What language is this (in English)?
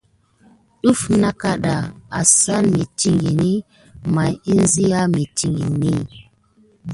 Gidar